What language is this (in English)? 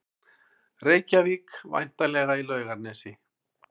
Icelandic